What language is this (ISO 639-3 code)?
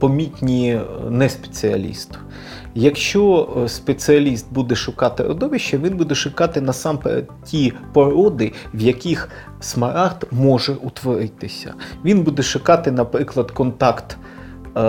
ukr